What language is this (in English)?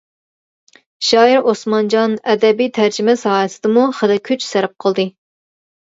Uyghur